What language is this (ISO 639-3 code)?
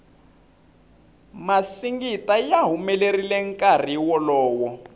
tso